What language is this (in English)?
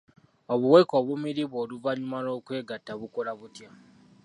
Ganda